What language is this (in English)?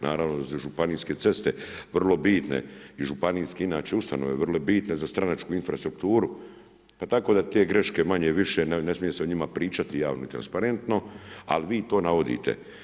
Croatian